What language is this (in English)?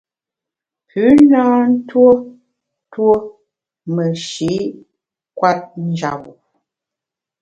Bamun